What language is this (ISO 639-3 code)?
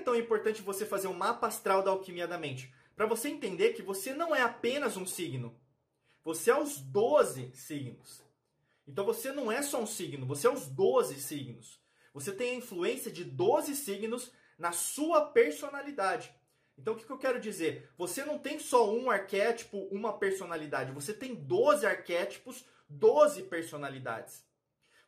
por